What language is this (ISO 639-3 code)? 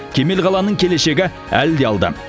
kaz